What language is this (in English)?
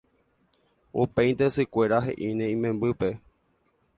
Guarani